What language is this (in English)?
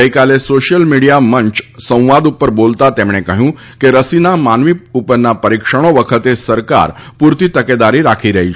Gujarati